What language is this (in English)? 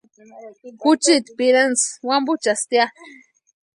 Western Highland Purepecha